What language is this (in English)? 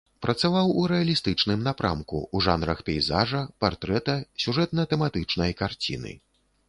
Belarusian